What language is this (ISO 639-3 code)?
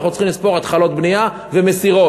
heb